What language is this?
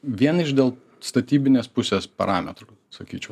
Lithuanian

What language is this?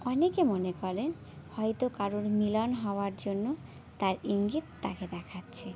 Bangla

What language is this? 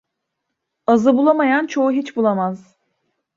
Turkish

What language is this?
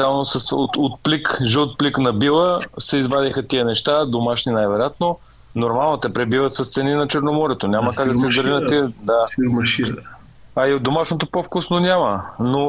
Bulgarian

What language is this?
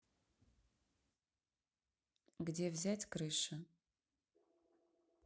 Russian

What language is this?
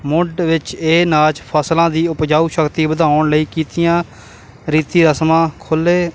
Punjabi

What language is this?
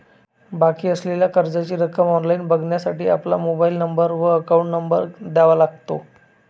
Marathi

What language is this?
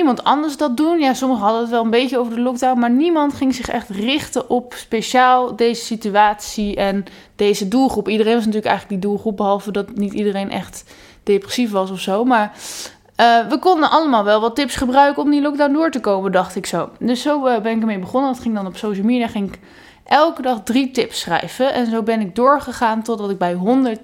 Dutch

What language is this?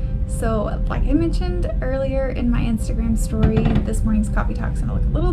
English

